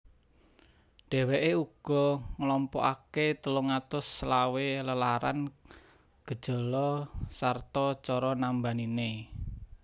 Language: Javanese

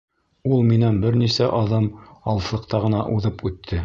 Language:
Bashkir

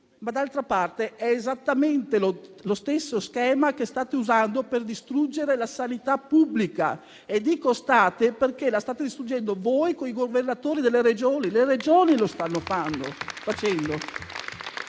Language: Italian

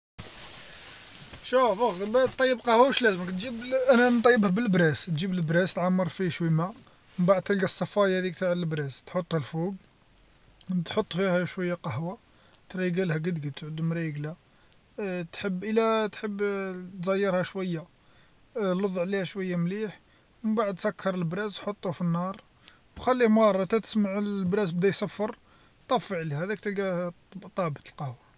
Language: Algerian Arabic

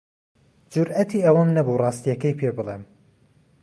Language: Central Kurdish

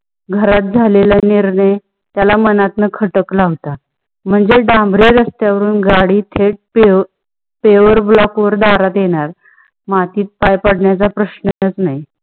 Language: Marathi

